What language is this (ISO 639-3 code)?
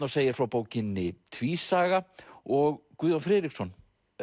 isl